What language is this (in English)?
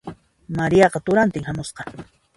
Puno Quechua